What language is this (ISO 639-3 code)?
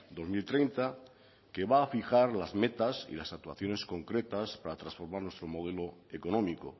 spa